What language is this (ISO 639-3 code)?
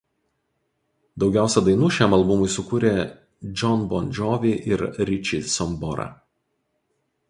lit